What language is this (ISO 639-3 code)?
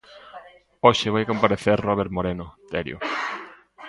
glg